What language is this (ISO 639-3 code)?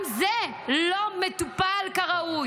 heb